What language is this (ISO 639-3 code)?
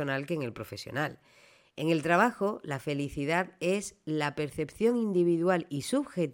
spa